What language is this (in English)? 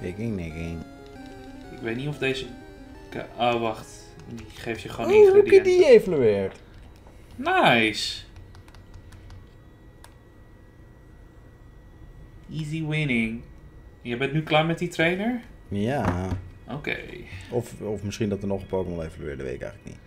Dutch